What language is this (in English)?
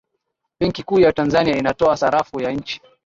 Swahili